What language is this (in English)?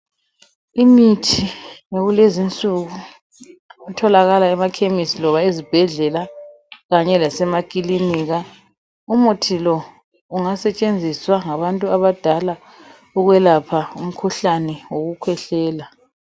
North Ndebele